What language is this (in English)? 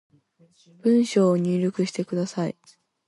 Japanese